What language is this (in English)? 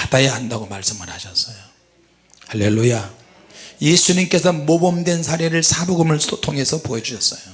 Korean